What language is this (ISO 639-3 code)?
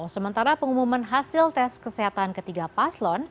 ind